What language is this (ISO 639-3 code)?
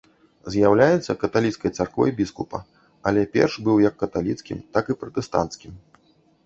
bel